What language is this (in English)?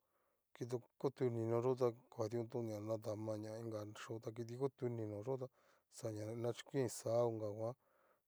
Cacaloxtepec Mixtec